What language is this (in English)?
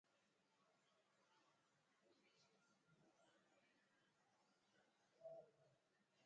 Dameli